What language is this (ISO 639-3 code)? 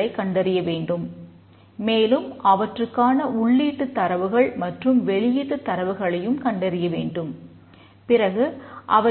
tam